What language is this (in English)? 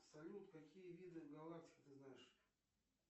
Russian